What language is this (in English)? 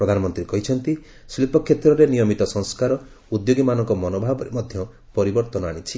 Odia